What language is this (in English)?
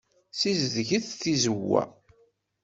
Kabyle